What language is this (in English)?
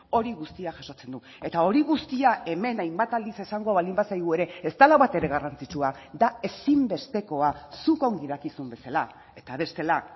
Basque